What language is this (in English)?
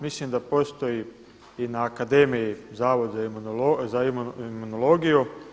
Croatian